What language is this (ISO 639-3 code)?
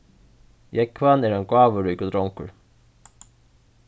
fao